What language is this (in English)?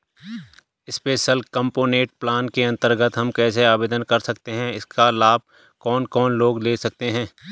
Hindi